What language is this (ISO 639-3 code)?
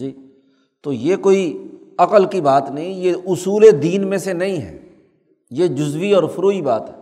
urd